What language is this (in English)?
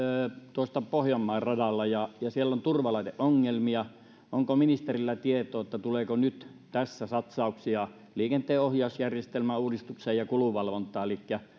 Finnish